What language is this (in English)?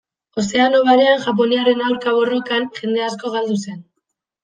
Basque